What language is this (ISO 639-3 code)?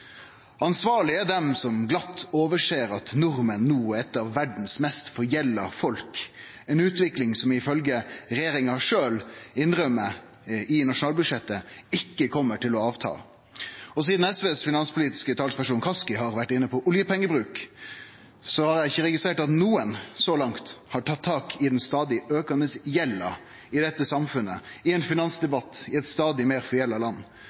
nno